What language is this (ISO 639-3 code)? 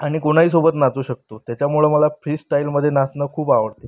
mar